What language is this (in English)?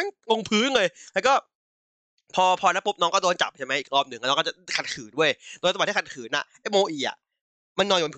Thai